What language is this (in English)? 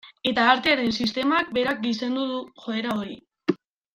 Basque